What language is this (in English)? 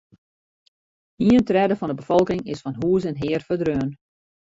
Western Frisian